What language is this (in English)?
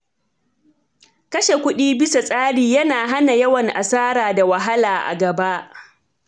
Hausa